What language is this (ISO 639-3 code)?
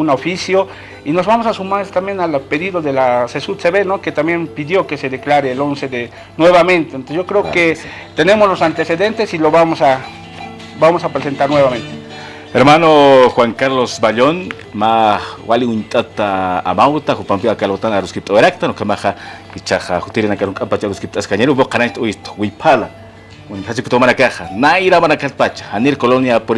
spa